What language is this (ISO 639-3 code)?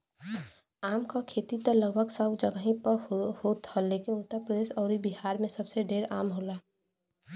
bho